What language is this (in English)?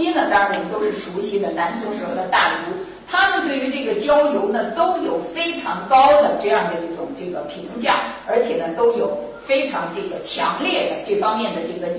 Chinese